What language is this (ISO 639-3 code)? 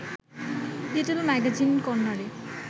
ben